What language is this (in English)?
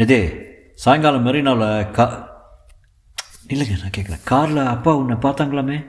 Tamil